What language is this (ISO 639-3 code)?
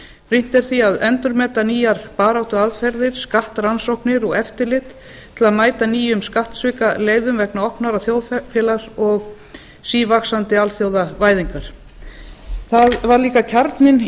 isl